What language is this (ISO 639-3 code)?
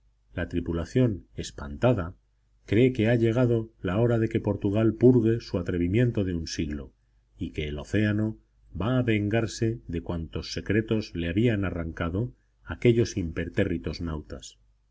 spa